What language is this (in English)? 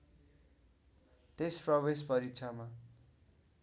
Nepali